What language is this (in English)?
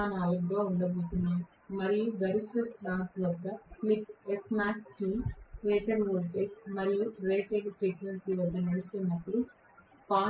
Telugu